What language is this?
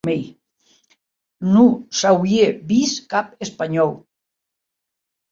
Occitan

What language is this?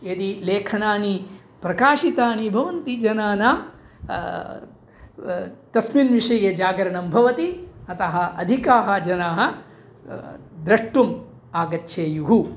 Sanskrit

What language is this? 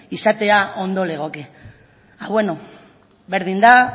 Basque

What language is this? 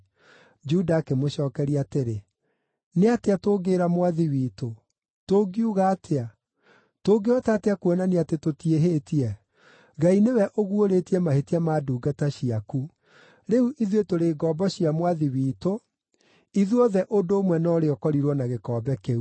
Kikuyu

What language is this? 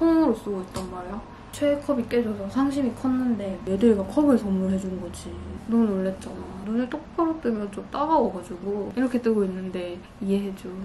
Korean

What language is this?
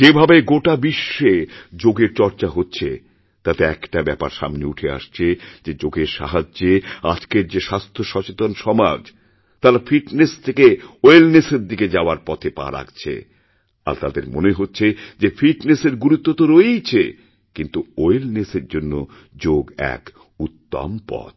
Bangla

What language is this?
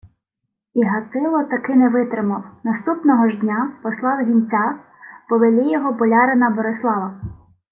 Ukrainian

